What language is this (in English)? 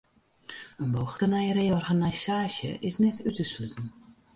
Western Frisian